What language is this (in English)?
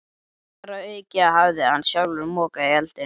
Icelandic